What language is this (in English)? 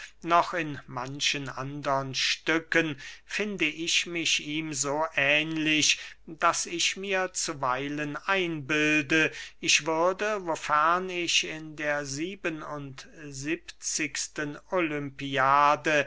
German